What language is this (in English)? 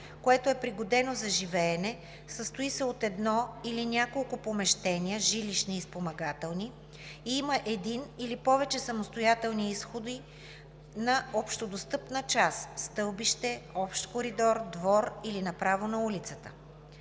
Bulgarian